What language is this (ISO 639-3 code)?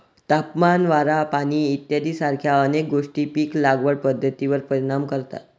mar